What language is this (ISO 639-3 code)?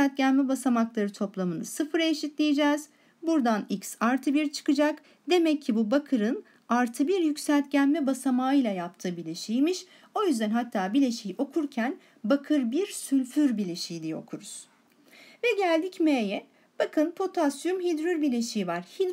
tur